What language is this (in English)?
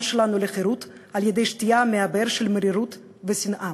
Hebrew